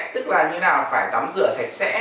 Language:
Vietnamese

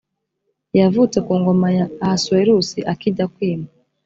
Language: Kinyarwanda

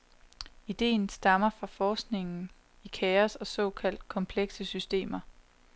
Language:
Danish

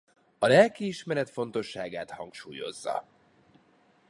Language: Hungarian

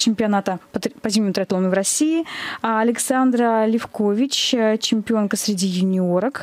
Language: Russian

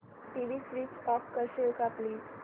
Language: Marathi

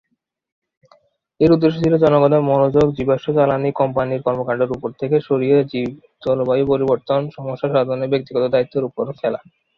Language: Bangla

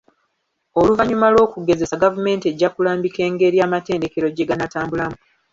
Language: Ganda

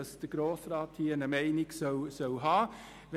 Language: Swiss German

